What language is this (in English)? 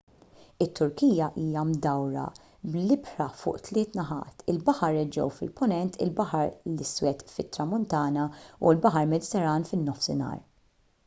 Maltese